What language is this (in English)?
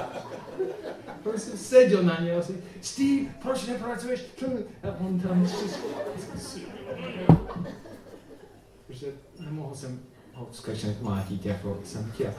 Czech